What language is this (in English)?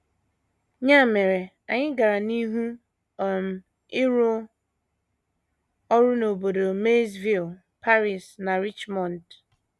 Igbo